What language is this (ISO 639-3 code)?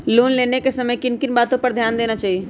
mag